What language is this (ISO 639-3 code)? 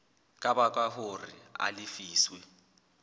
sot